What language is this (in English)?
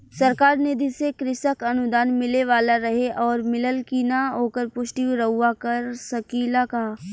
Bhojpuri